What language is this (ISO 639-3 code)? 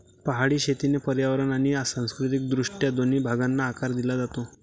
mar